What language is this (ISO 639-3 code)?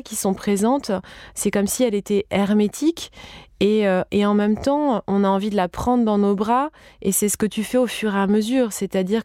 fra